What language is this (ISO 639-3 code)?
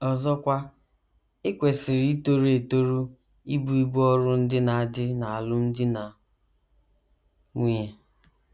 ibo